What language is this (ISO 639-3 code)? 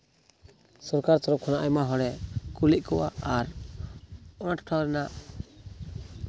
sat